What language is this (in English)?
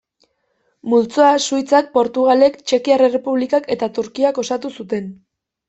Basque